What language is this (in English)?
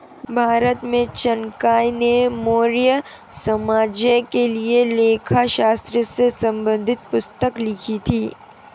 Hindi